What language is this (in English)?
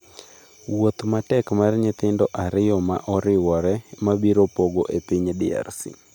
Luo (Kenya and Tanzania)